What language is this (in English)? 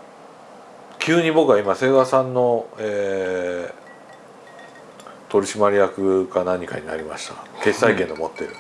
Japanese